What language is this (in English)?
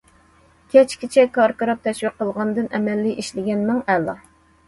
Uyghur